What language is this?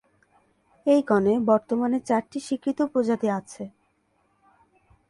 Bangla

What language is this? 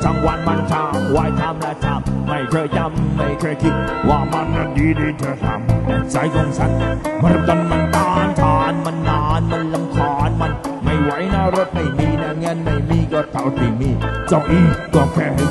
Thai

